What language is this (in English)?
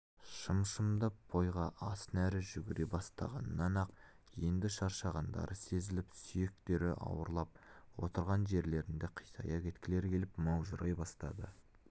Kazakh